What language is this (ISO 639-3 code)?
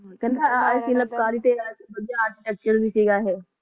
pan